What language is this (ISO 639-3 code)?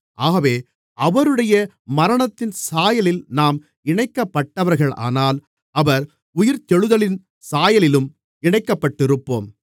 tam